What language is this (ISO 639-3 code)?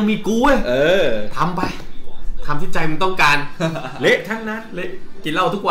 tha